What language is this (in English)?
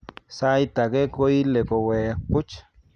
Kalenjin